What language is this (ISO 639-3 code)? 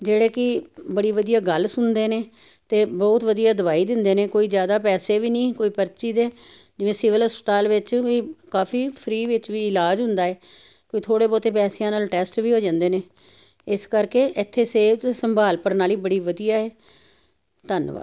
pan